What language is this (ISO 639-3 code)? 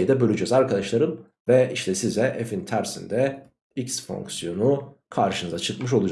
tur